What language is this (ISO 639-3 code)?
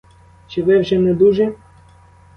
ukr